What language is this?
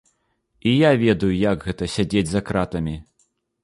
Belarusian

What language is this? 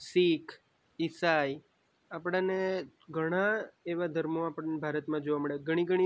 Gujarati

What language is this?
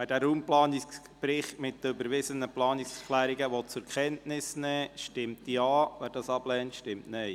Swiss German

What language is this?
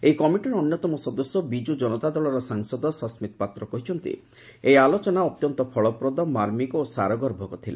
Odia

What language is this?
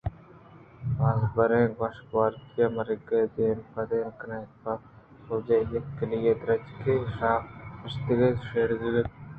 Eastern Balochi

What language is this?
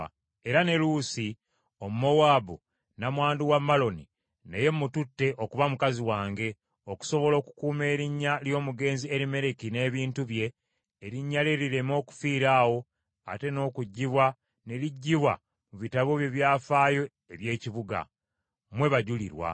Ganda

